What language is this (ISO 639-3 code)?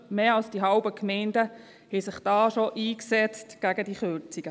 gsw